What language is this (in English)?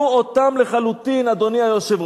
Hebrew